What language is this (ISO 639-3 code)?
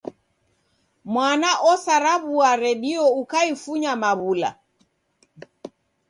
dav